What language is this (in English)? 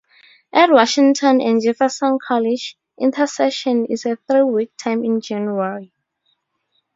English